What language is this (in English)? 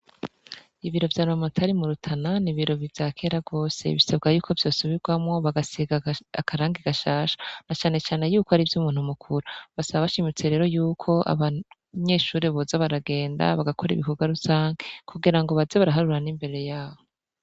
Rundi